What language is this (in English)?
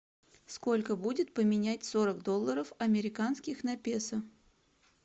Russian